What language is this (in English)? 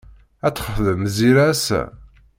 Kabyle